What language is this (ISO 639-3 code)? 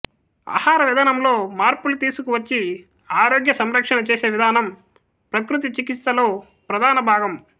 tel